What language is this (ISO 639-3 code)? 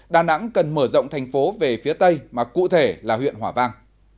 vie